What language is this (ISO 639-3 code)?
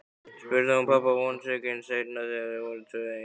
isl